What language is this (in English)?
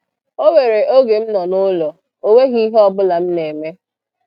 Igbo